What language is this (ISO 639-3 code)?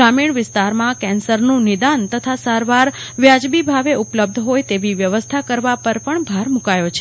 guj